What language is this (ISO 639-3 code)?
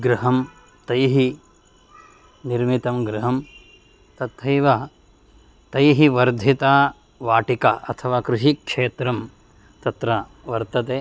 san